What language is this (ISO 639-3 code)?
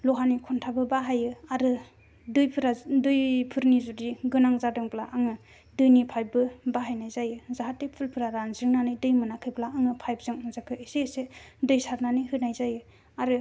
brx